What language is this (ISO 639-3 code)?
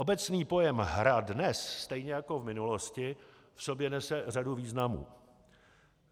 ces